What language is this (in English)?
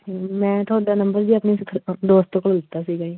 Punjabi